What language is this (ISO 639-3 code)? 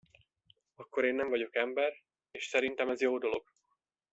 hun